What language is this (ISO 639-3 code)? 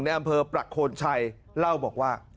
tha